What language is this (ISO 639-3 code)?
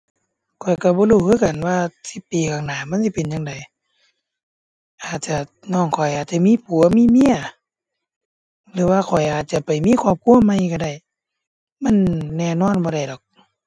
tha